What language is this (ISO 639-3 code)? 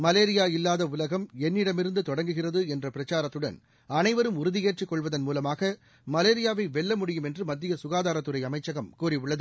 tam